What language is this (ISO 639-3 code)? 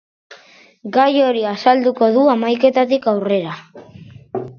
eus